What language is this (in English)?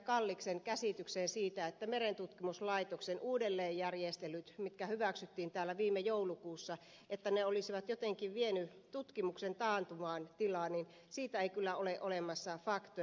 Finnish